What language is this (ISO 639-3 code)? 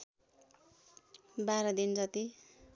nep